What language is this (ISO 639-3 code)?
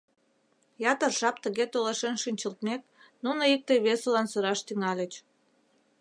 chm